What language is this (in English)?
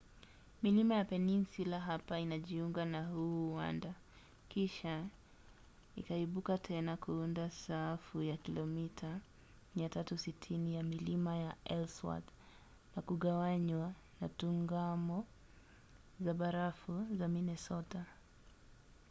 Swahili